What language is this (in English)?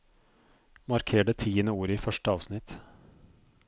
Norwegian